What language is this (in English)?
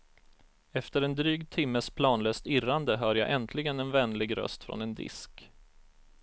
Swedish